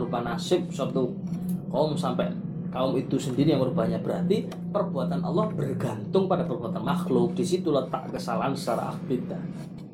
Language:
Malay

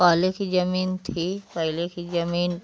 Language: Hindi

